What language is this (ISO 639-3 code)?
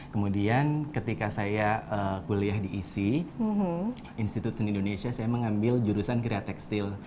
ind